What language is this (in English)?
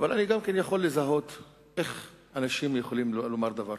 Hebrew